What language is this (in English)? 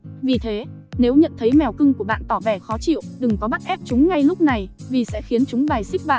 Vietnamese